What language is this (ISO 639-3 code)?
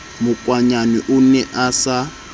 sot